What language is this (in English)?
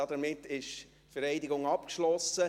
Swiss German